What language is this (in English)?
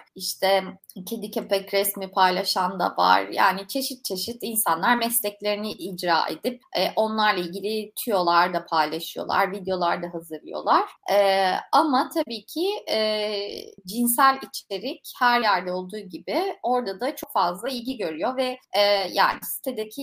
Turkish